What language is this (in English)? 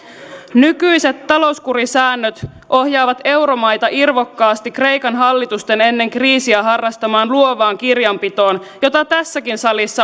Finnish